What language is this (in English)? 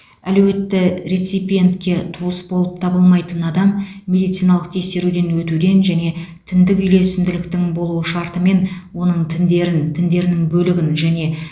Kazakh